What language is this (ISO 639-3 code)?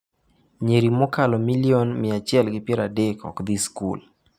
luo